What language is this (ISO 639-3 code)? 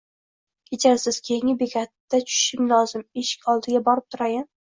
uzb